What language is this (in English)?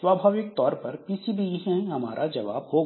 Hindi